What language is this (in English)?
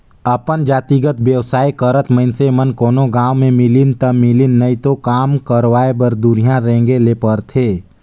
Chhattisgarhi